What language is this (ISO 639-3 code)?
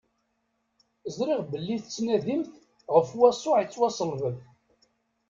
kab